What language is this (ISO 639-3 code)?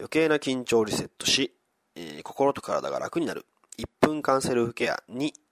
jpn